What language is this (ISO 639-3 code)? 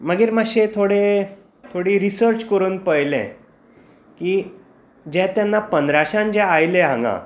kok